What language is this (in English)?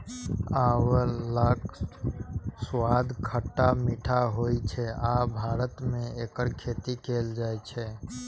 Maithili